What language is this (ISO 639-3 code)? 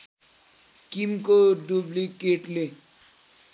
nep